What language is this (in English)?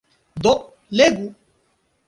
Esperanto